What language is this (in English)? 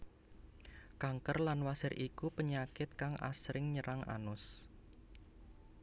Javanese